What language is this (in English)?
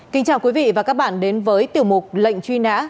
Vietnamese